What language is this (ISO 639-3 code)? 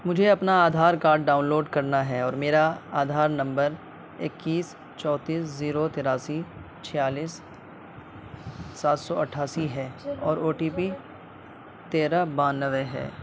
urd